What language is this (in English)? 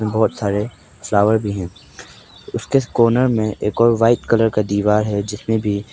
Hindi